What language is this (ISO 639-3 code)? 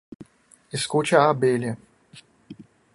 por